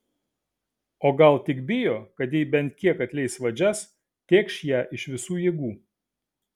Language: Lithuanian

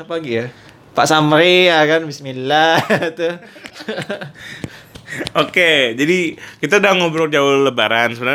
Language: Indonesian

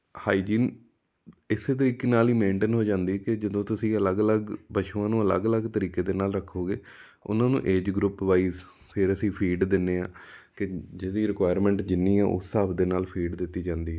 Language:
Punjabi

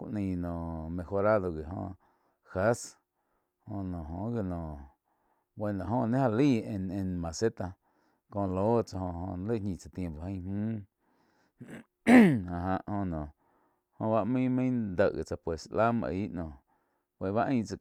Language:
Quiotepec Chinantec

